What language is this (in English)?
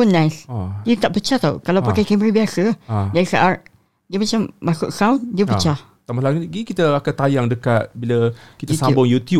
Malay